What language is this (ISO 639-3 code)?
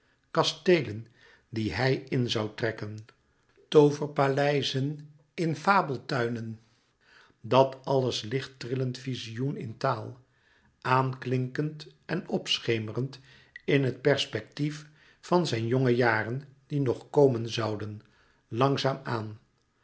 nld